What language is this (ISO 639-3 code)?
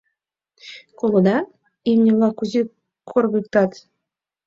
chm